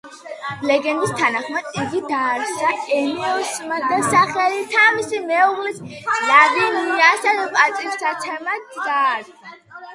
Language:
Georgian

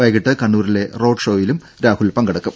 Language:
Malayalam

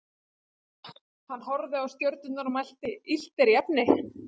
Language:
Icelandic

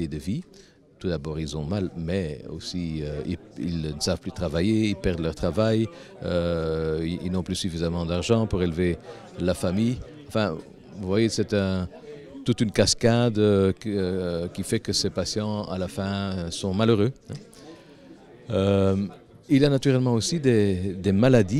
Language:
French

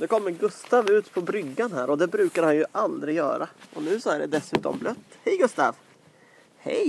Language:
Swedish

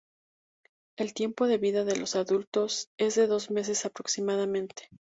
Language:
Spanish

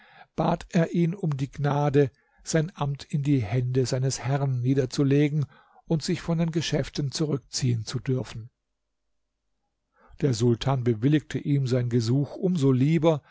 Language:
German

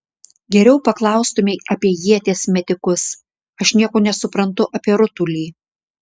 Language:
Lithuanian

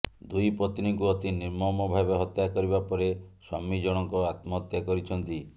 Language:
Odia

